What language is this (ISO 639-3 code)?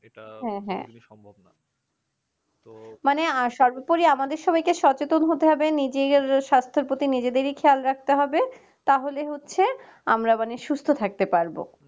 ben